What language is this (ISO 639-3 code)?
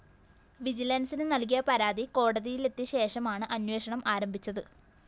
mal